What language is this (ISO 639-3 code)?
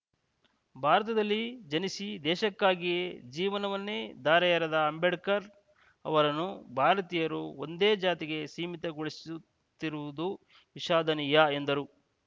kan